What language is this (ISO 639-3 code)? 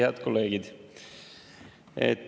est